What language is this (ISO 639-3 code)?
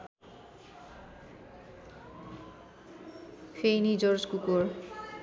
nep